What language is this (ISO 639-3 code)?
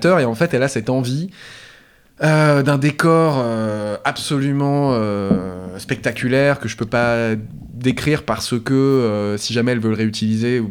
fra